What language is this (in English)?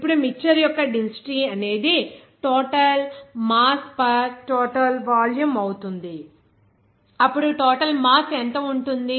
Telugu